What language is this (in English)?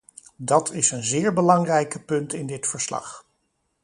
Dutch